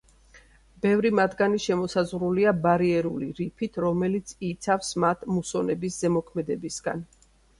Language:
Georgian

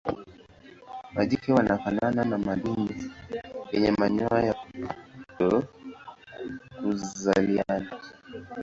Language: Swahili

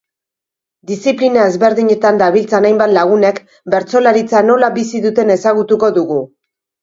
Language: Basque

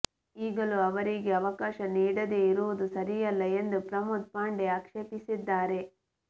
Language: Kannada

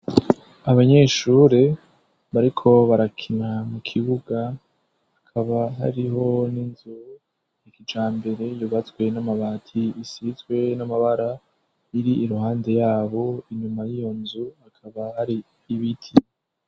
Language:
Rundi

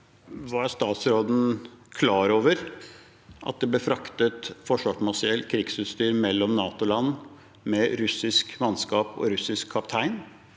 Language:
Norwegian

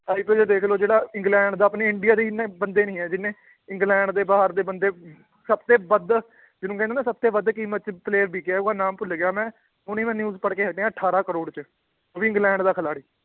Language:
Punjabi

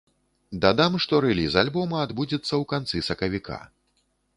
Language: Belarusian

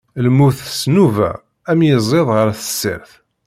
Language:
Kabyle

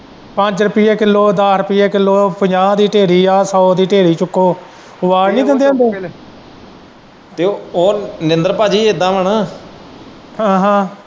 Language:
Punjabi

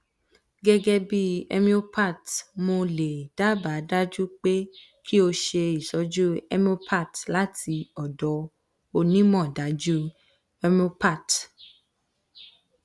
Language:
Yoruba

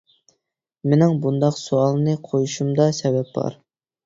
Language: Uyghur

